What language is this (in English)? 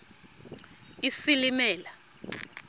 Xhosa